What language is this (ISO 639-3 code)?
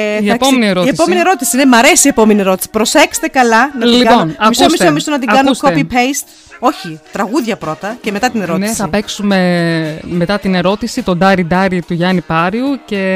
ell